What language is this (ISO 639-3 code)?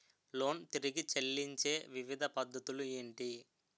tel